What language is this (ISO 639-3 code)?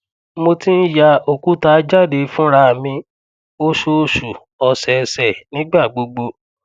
yor